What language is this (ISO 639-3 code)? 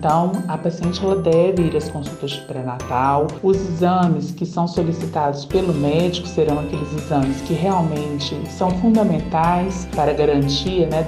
por